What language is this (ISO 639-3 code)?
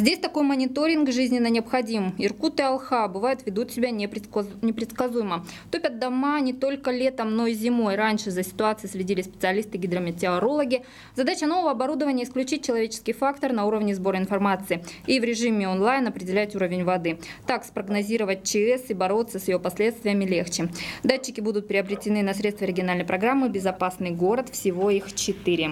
rus